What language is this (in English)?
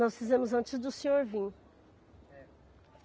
Portuguese